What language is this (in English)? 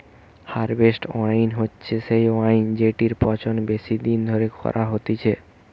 Bangla